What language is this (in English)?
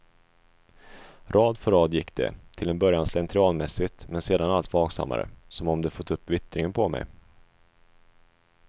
Swedish